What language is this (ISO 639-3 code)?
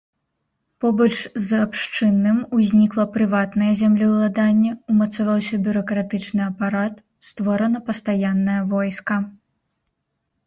bel